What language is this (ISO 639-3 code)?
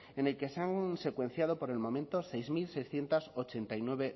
spa